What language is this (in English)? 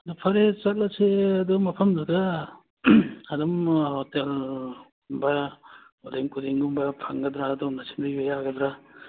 Manipuri